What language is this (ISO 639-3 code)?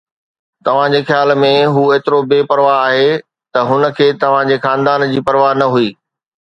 snd